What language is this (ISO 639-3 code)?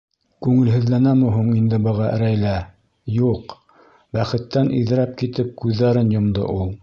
bak